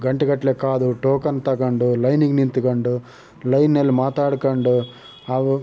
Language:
Kannada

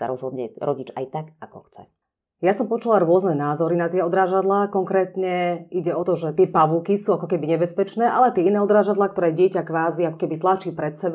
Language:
Slovak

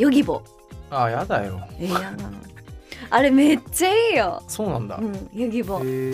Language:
Japanese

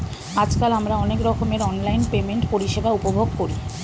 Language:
Bangla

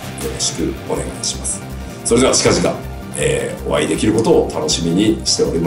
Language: Japanese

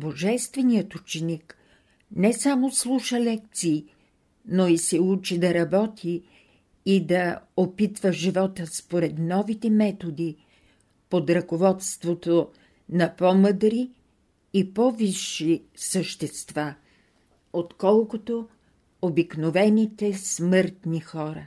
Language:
Bulgarian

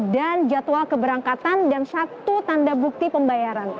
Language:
Indonesian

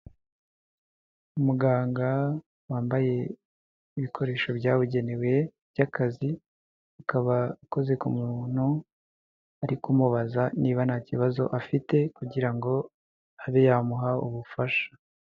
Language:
Kinyarwanda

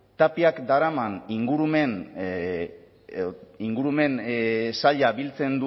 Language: Basque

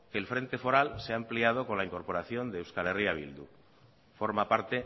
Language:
Spanish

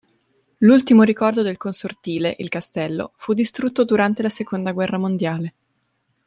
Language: Italian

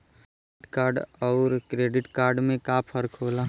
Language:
Bhojpuri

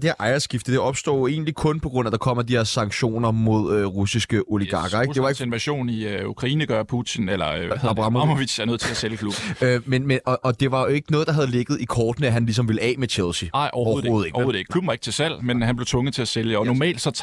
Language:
Danish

